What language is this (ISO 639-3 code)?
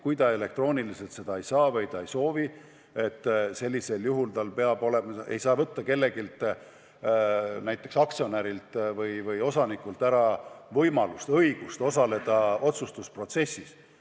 est